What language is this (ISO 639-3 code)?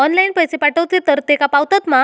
mar